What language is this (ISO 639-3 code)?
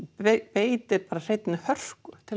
isl